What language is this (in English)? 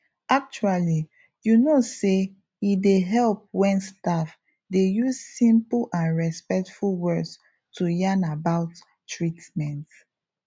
Nigerian Pidgin